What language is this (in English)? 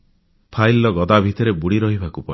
Odia